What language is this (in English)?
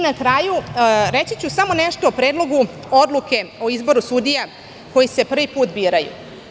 Serbian